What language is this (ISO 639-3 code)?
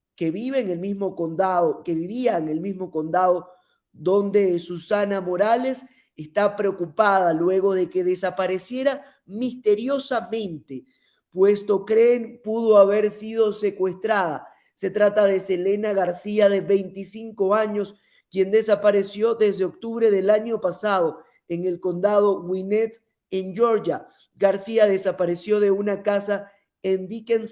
spa